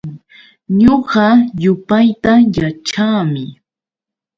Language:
Yauyos Quechua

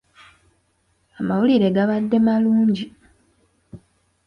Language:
Ganda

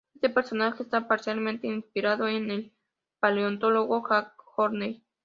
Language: Spanish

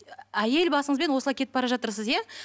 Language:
Kazakh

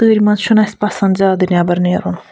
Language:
Kashmiri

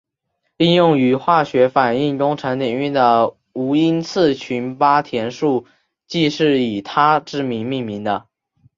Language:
Chinese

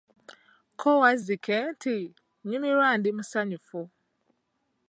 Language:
Ganda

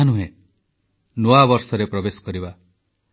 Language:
Odia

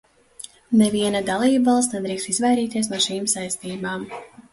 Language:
Latvian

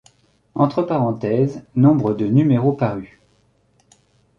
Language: French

